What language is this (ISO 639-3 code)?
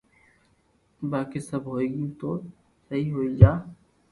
lrk